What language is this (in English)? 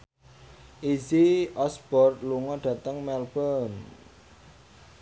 Javanese